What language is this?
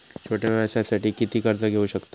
Marathi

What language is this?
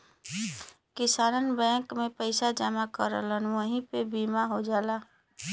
Bhojpuri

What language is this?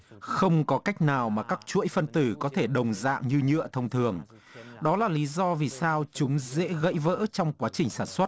Vietnamese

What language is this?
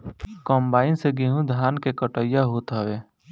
Bhojpuri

